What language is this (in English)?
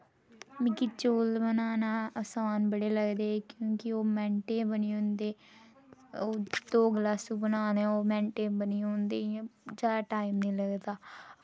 Dogri